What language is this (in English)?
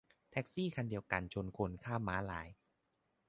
Thai